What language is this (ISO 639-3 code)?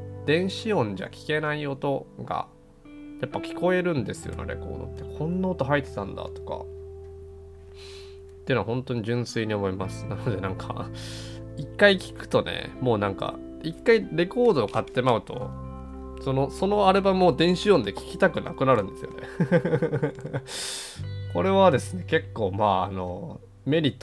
jpn